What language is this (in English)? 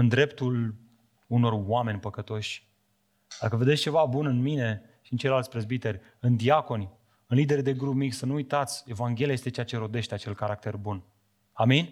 Romanian